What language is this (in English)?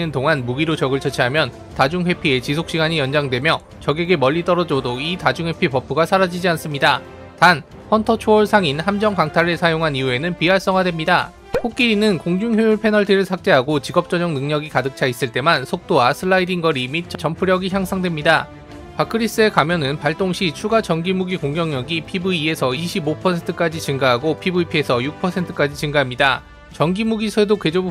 Korean